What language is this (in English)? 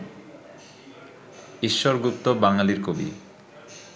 Bangla